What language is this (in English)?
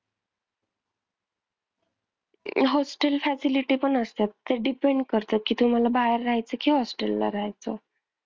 Marathi